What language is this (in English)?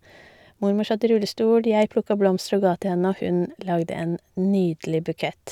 Norwegian